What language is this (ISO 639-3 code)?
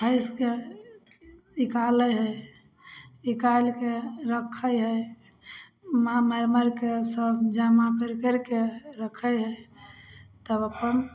mai